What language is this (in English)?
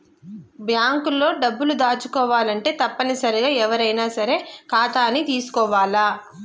Telugu